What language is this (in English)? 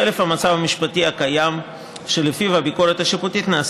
Hebrew